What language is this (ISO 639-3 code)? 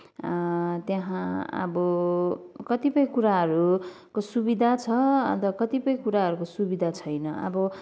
nep